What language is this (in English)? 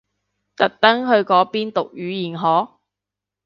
Cantonese